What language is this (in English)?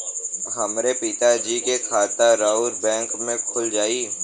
Bhojpuri